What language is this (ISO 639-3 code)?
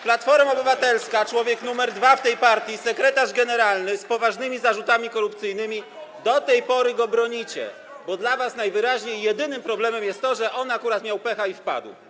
pol